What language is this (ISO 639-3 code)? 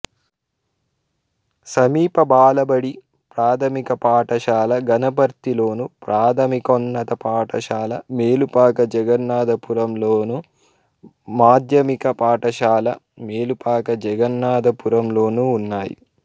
tel